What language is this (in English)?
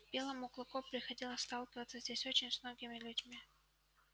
Russian